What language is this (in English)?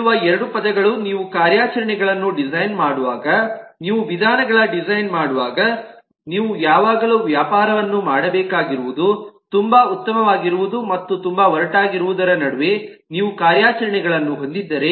Kannada